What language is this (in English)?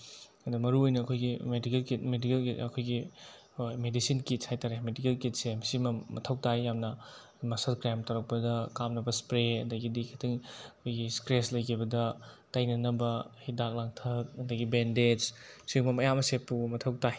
Manipuri